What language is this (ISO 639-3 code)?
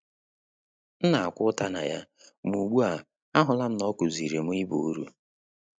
ibo